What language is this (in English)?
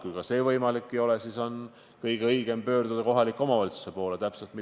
Estonian